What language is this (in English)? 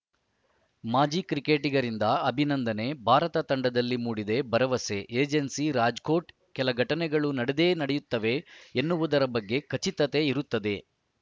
Kannada